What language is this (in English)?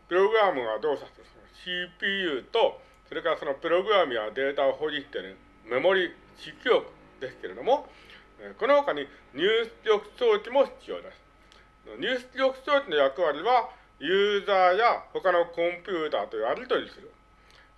Japanese